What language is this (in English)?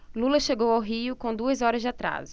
Portuguese